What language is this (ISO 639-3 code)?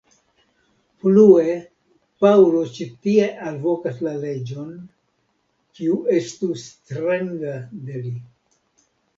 epo